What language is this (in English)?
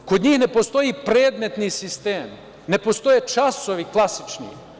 Serbian